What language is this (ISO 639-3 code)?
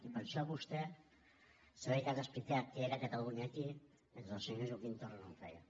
cat